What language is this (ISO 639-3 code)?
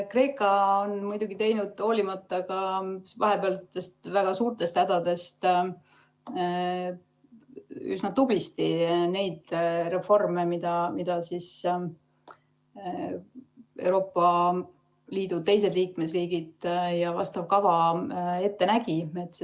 est